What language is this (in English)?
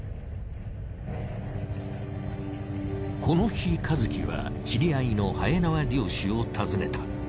Japanese